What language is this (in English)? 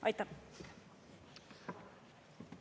Estonian